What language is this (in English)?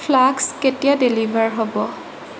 Assamese